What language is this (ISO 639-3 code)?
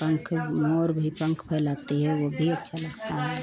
hin